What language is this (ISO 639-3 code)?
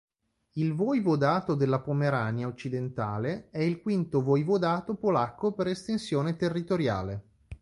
ita